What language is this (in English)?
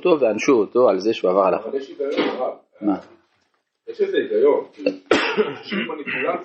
Hebrew